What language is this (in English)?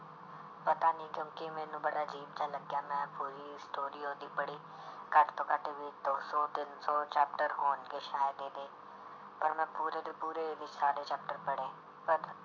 Punjabi